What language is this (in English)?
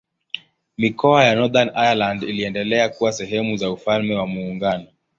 Swahili